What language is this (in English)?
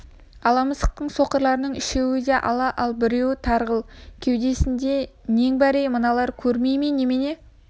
Kazakh